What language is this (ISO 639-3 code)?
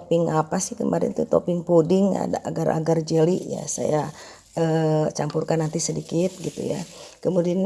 ind